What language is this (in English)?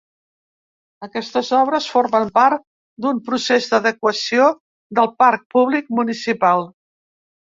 Catalan